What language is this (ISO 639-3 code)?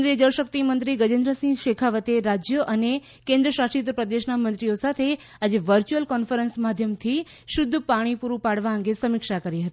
guj